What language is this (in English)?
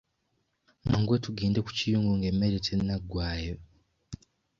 Ganda